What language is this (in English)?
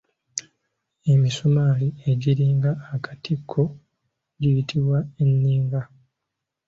Ganda